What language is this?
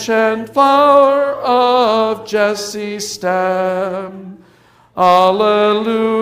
English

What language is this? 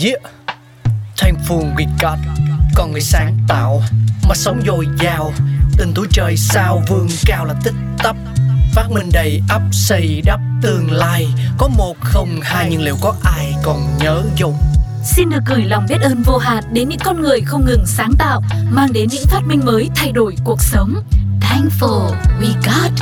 Vietnamese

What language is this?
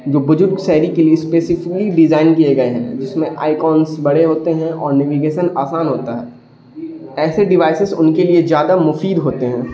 Urdu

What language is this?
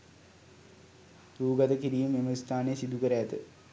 Sinhala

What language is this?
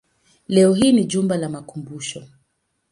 Swahili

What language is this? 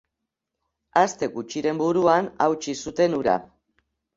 Basque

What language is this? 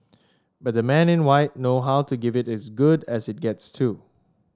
English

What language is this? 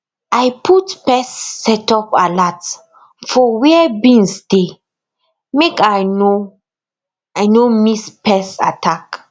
Nigerian Pidgin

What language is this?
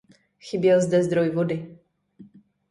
Czech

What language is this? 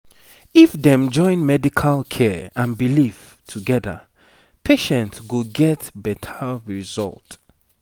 Nigerian Pidgin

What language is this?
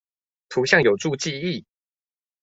Chinese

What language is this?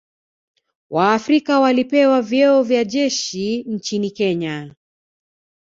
Swahili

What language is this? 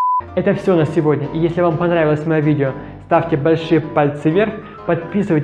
Russian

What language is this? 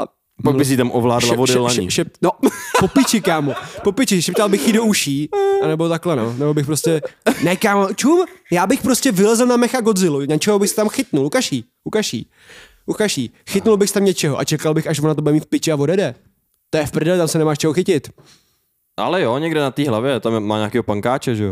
Czech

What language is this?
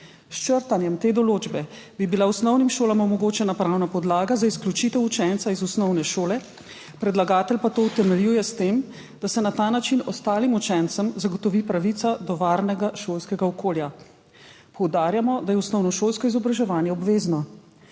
Slovenian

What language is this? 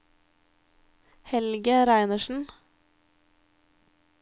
Norwegian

